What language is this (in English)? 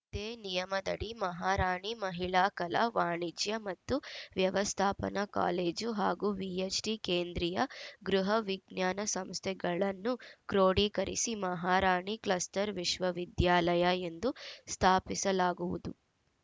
Kannada